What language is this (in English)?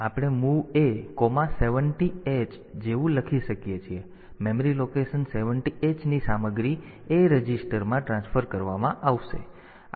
Gujarati